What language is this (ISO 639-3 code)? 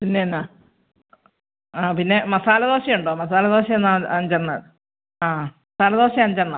mal